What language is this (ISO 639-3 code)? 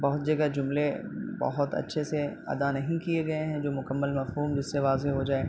urd